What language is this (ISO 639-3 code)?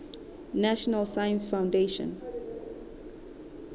sot